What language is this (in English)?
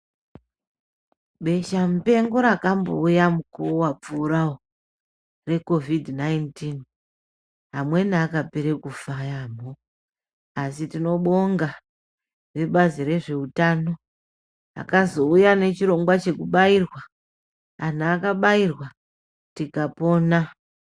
Ndau